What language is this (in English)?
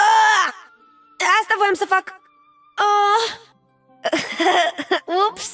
Romanian